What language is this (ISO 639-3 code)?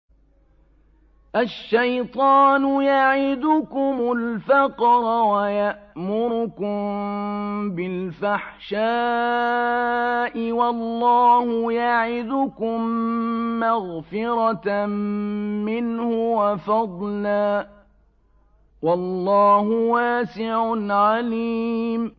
ara